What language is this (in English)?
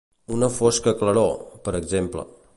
Catalan